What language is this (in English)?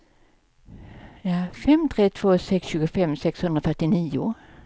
Swedish